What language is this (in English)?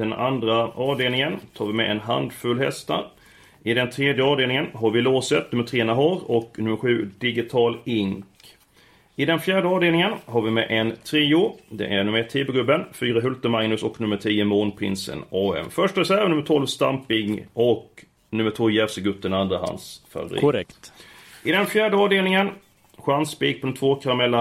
Swedish